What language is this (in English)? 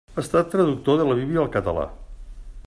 Catalan